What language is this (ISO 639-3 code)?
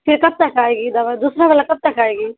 urd